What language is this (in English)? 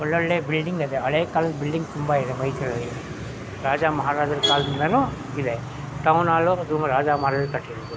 Kannada